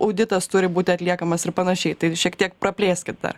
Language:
Lithuanian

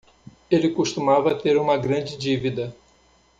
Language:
Portuguese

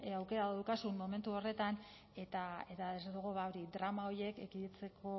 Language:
Basque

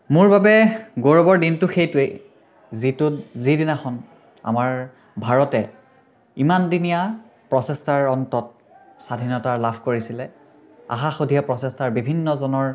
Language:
Assamese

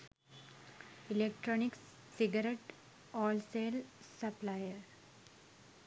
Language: Sinhala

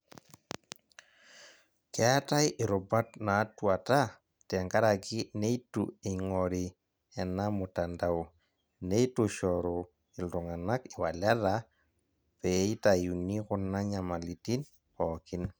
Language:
Masai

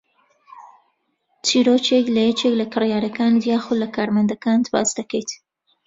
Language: Central Kurdish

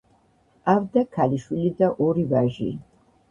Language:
Georgian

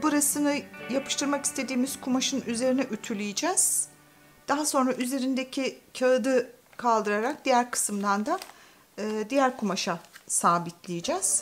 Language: Turkish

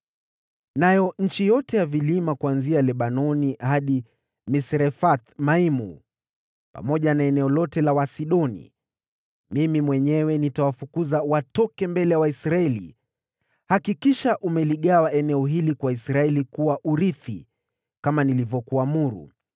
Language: Swahili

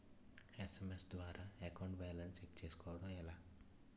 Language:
Telugu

